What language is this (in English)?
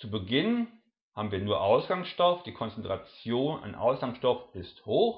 German